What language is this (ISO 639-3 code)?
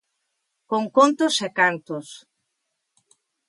glg